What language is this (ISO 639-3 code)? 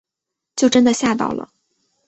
zho